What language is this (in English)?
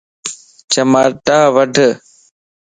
Lasi